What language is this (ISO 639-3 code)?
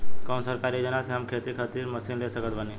bho